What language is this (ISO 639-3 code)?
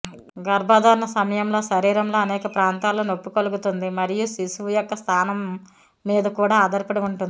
tel